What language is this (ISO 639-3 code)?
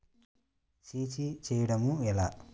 tel